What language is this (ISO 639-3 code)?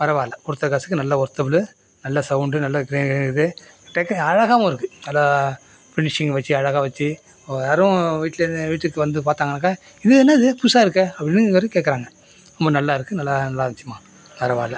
tam